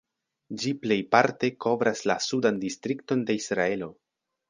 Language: Esperanto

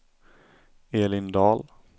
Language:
Swedish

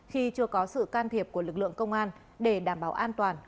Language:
Vietnamese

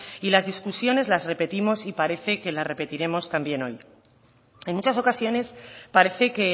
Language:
Spanish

